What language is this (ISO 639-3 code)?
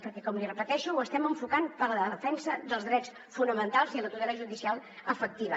cat